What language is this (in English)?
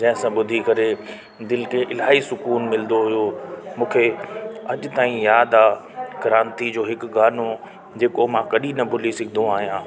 Sindhi